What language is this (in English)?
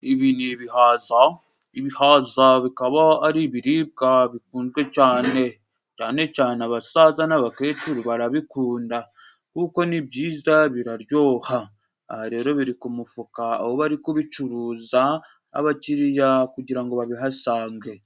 Kinyarwanda